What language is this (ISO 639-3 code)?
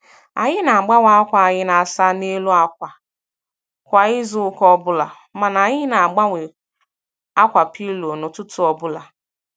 ibo